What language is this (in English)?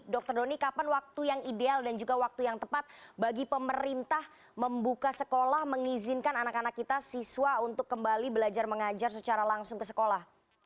Indonesian